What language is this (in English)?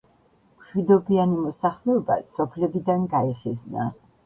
Georgian